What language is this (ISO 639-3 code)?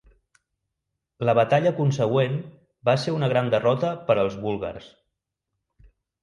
cat